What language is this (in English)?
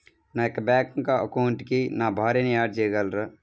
Telugu